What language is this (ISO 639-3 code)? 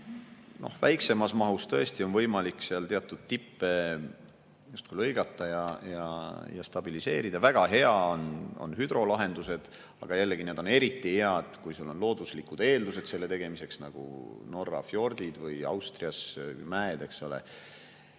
est